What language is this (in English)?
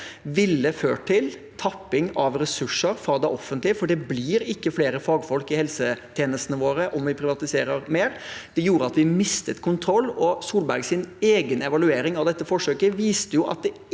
Norwegian